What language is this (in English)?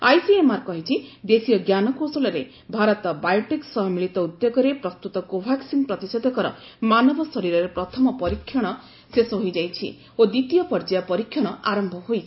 Odia